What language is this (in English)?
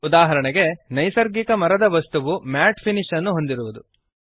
Kannada